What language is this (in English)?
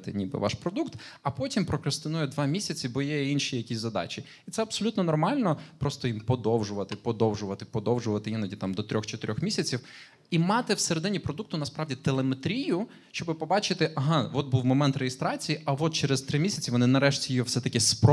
Ukrainian